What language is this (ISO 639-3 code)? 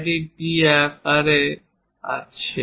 ben